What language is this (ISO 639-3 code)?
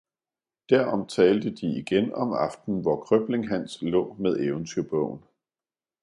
dan